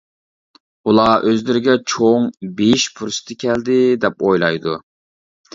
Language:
Uyghur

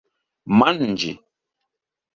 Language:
Esperanto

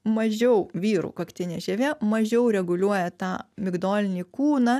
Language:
Lithuanian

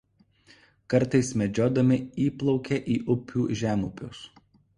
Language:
Lithuanian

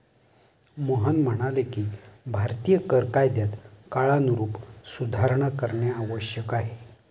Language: Marathi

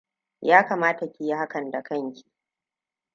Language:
Hausa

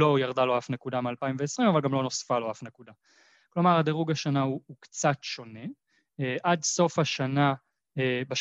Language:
Hebrew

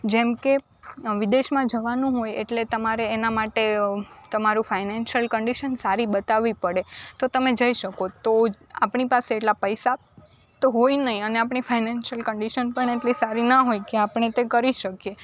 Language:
Gujarati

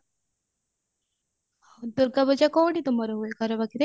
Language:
Odia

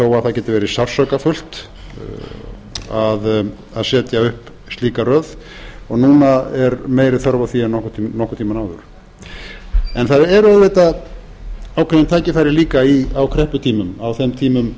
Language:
Icelandic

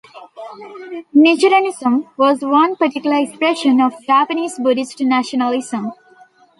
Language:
English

